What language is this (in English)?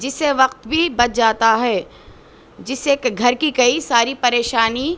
Urdu